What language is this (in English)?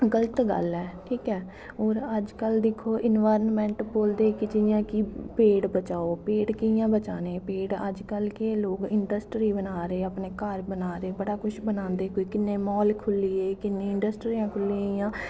Dogri